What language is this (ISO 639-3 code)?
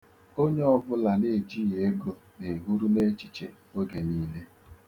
ibo